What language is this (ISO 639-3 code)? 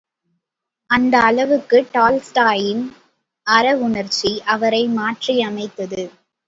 tam